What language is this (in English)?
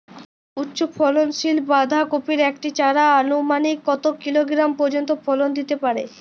Bangla